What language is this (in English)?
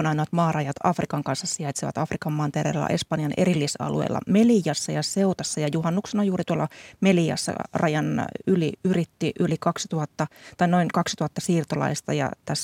Finnish